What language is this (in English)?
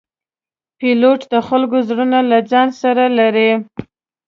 Pashto